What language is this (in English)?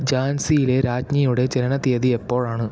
Malayalam